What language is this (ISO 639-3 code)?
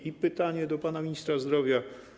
pol